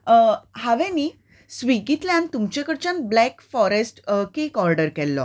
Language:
Konkani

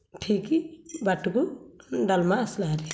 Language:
Odia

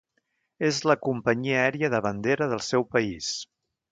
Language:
Catalan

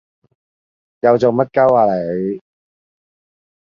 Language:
Cantonese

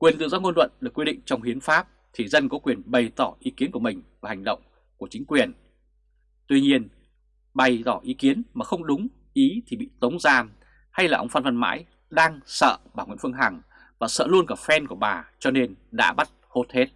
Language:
Vietnamese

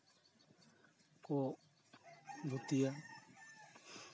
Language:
Santali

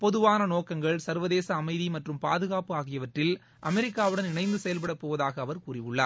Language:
Tamil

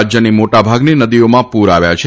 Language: Gujarati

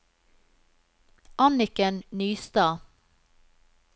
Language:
Norwegian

